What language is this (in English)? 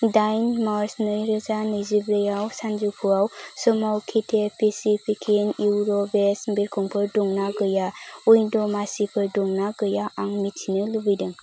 Bodo